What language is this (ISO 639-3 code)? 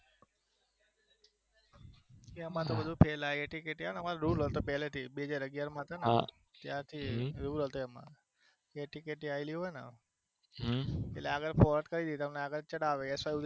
guj